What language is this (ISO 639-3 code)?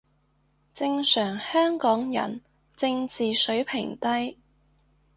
yue